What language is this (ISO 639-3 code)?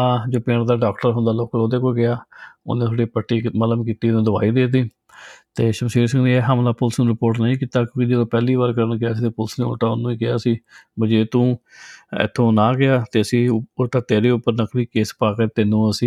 pan